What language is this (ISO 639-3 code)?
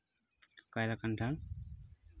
sat